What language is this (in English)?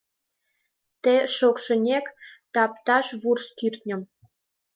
Mari